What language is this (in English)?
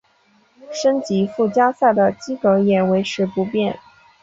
Chinese